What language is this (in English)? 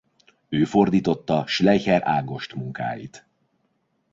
Hungarian